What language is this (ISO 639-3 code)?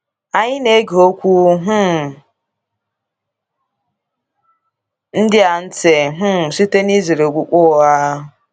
ibo